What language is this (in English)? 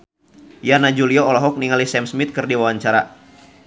Sundanese